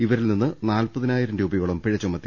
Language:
Malayalam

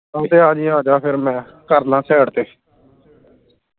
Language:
Punjabi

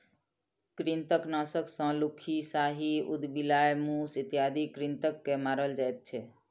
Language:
Maithili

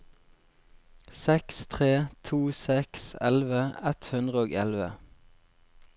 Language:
Norwegian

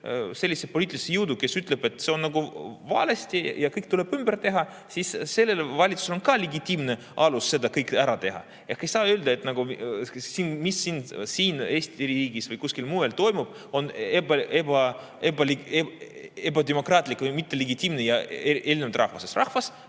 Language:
Estonian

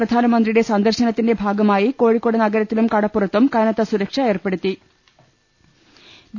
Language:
Malayalam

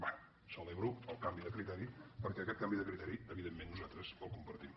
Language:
Catalan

